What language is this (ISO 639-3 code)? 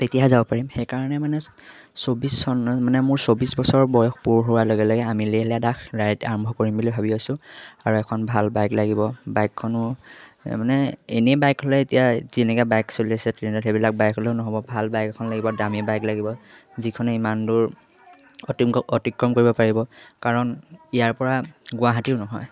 asm